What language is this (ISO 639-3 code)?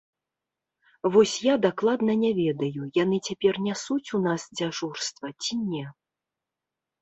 bel